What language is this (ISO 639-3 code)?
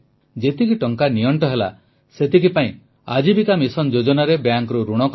ori